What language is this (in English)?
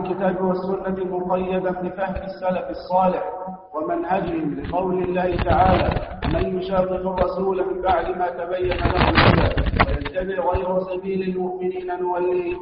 Arabic